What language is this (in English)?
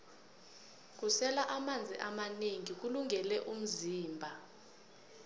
South Ndebele